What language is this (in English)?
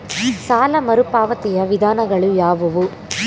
Kannada